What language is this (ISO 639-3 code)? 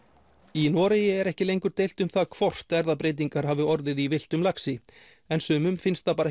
isl